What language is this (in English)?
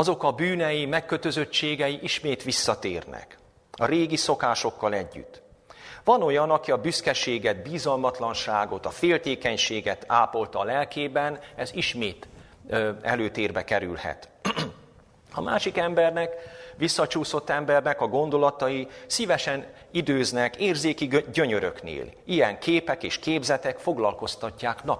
Hungarian